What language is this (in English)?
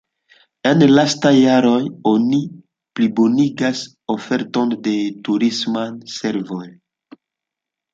Esperanto